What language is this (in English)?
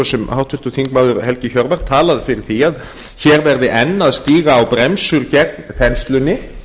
Icelandic